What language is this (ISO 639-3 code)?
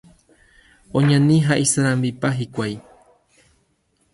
grn